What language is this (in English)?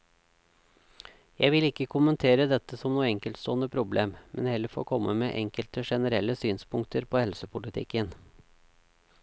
Norwegian